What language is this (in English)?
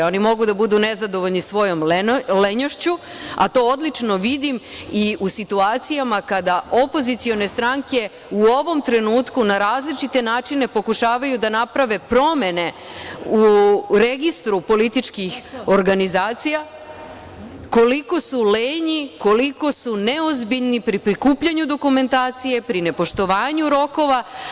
Serbian